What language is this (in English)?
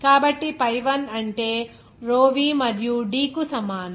Telugu